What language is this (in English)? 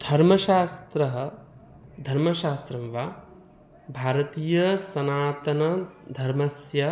Sanskrit